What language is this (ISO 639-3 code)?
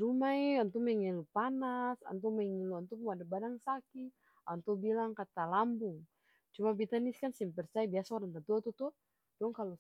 abs